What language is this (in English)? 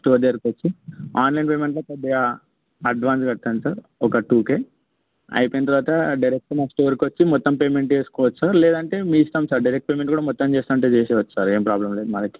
Telugu